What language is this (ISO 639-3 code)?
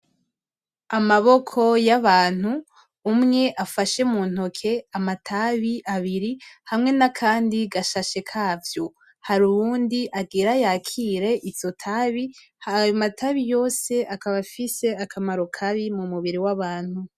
run